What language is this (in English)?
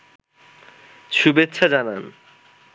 Bangla